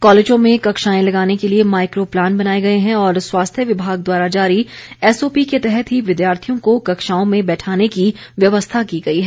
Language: Hindi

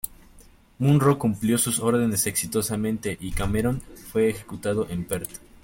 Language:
Spanish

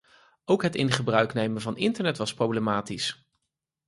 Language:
Dutch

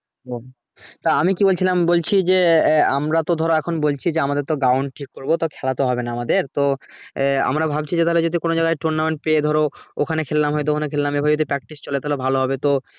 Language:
Bangla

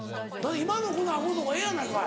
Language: Japanese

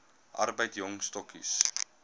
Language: Afrikaans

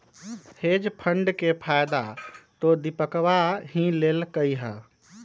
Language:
Magahi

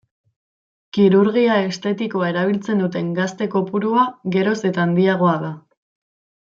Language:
Basque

